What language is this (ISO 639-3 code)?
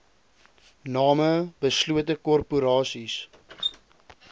afr